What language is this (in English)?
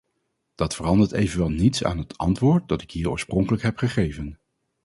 Dutch